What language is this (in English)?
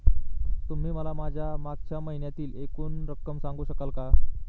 Marathi